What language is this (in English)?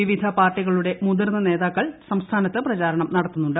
Malayalam